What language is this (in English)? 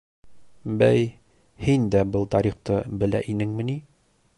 Bashkir